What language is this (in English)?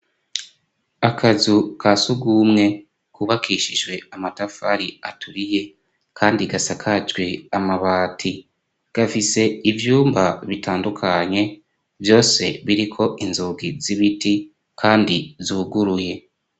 Rundi